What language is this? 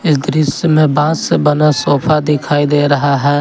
Hindi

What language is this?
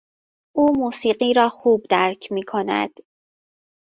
Persian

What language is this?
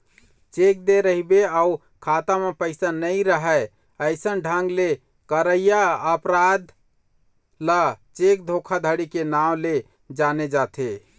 Chhattisgarhi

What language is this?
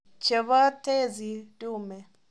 Kalenjin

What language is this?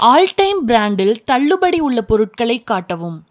Tamil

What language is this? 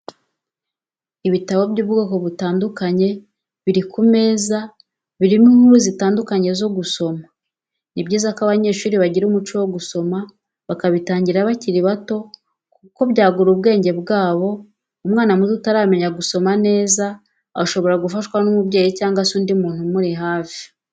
Kinyarwanda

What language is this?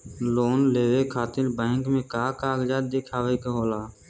Bhojpuri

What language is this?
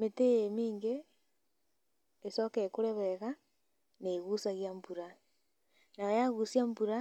Kikuyu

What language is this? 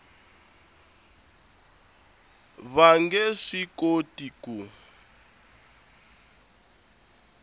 Tsonga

